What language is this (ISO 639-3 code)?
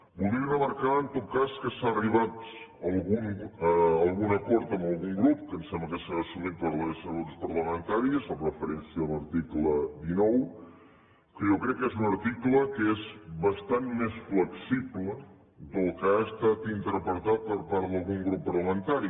cat